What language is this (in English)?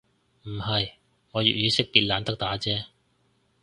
Cantonese